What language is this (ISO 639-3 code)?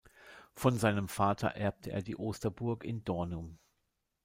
deu